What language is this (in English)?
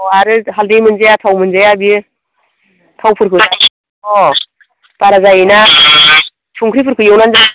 Bodo